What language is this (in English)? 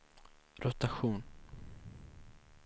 Swedish